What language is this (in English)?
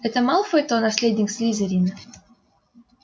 Russian